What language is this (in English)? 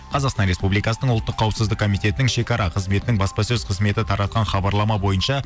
Kazakh